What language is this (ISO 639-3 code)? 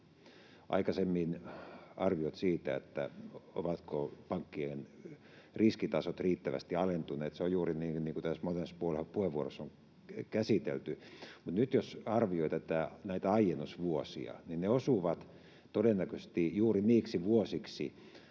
fin